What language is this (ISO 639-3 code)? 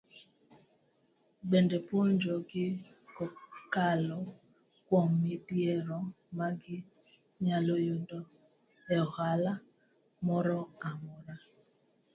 luo